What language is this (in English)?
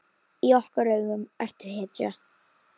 Icelandic